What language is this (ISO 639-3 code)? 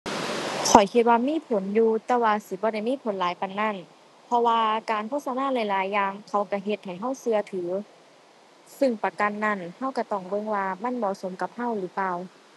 tha